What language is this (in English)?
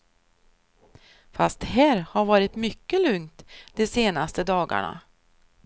Swedish